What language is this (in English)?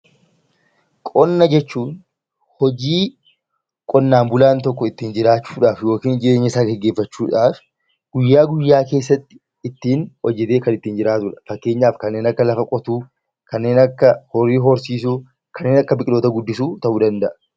Oromo